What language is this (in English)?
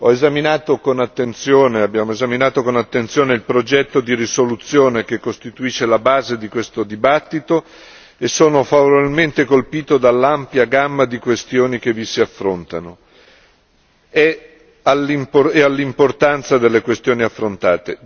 Italian